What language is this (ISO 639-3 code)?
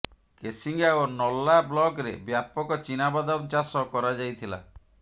ori